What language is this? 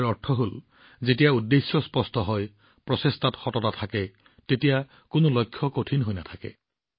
Assamese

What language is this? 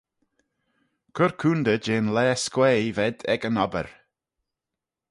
Manx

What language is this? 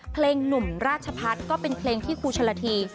Thai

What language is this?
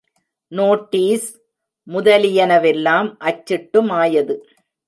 Tamil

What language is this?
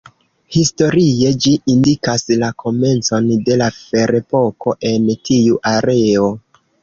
Esperanto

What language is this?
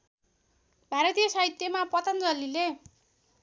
Nepali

